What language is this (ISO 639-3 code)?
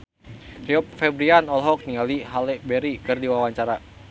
sun